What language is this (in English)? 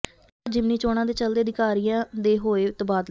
Punjabi